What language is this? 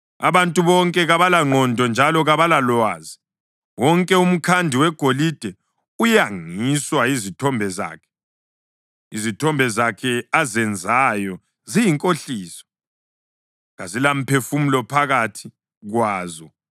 North Ndebele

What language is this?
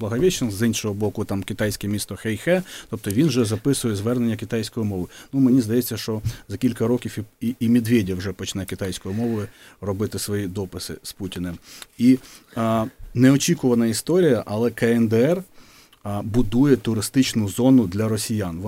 Ukrainian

